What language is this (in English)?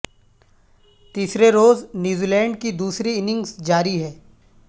Urdu